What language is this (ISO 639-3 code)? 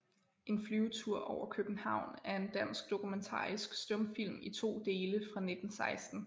dan